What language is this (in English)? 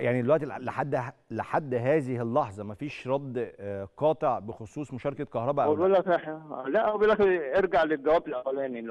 Arabic